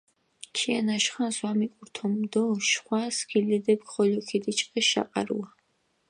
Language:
Mingrelian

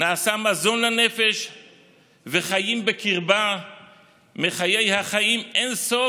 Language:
Hebrew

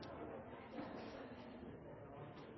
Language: Norwegian Bokmål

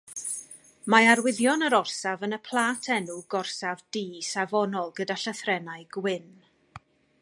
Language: Welsh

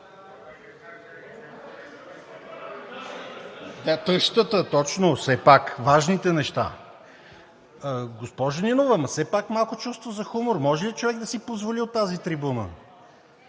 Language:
Bulgarian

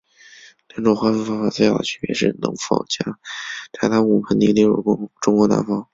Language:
Chinese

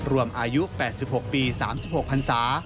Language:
Thai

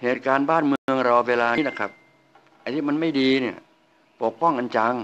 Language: Thai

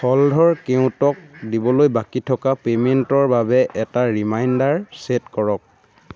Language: Assamese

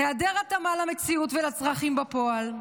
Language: Hebrew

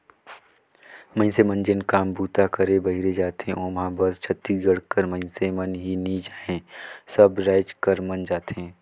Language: Chhattisgarhi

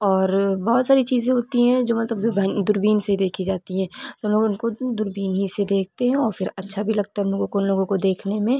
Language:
Urdu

